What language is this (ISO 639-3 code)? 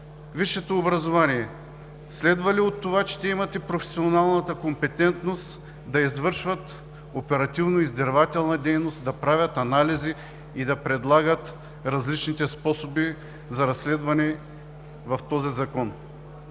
bul